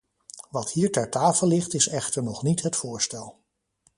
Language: Dutch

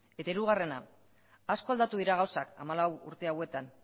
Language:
Basque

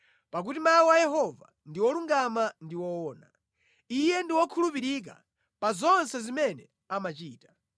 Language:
Nyanja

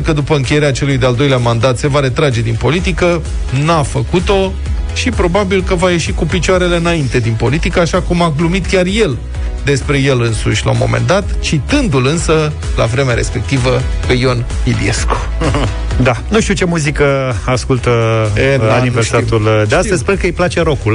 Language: Romanian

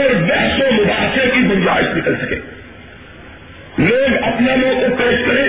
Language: Urdu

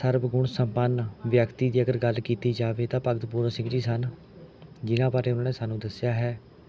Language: Punjabi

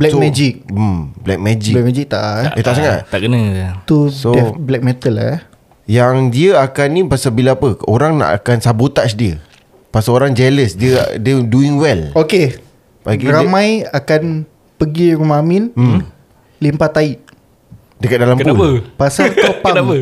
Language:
Malay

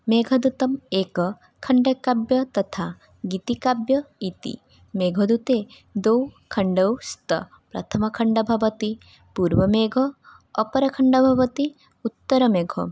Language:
Sanskrit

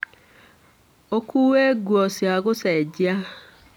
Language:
Kikuyu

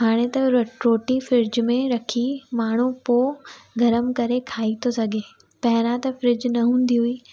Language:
Sindhi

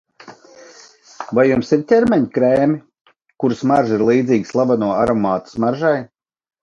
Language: Latvian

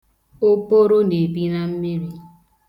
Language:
Igbo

